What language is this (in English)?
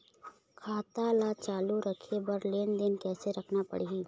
Chhattisgarhi